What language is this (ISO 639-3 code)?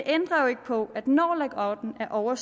dan